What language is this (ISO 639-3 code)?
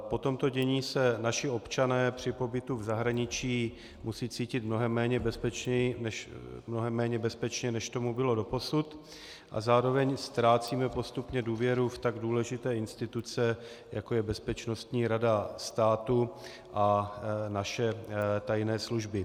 ces